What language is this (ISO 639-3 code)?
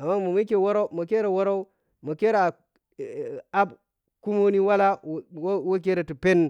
piy